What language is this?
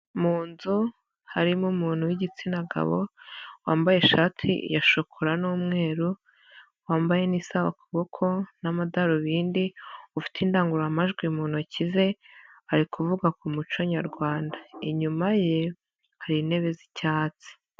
Kinyarwanda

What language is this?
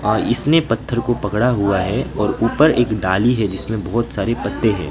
Hindi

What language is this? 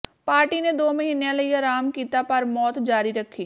Punjabi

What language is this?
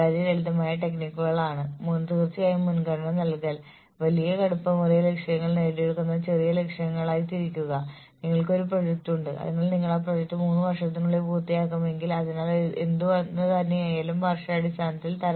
Malayalam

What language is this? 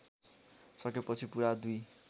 Nepali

